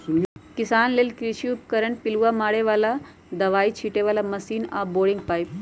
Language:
Magahi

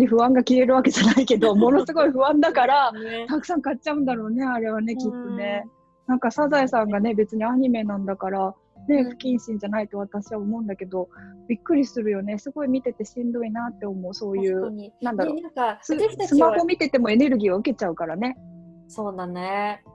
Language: Japanese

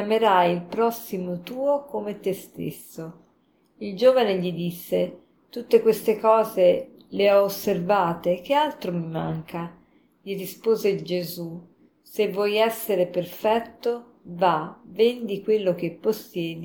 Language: Italian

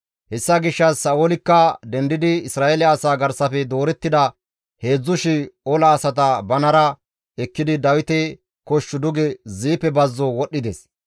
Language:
Gamo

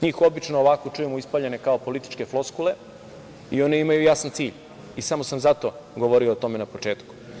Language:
Serbian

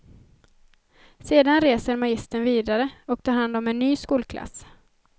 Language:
Swedish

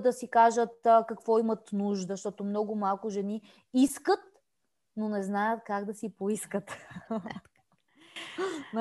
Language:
Bulgarian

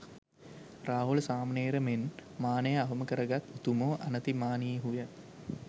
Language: Sinhala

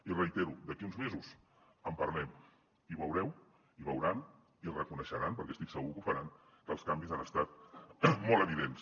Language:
Catalan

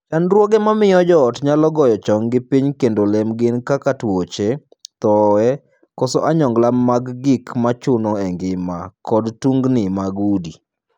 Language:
Luo (Kenya and Tanzania)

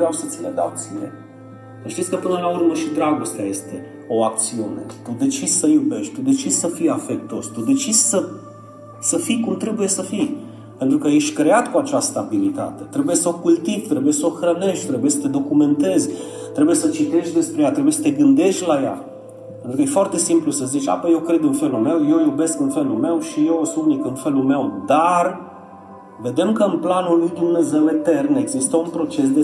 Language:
Romanian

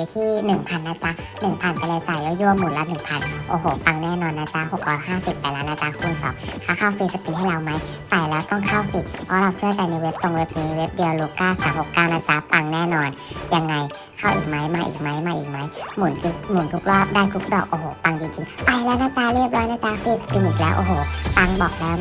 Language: Thai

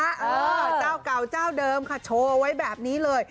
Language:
Thai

